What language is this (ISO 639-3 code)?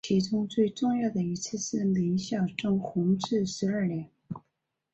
zho